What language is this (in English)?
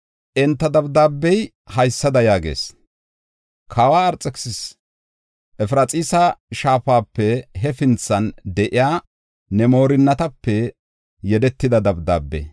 Gofa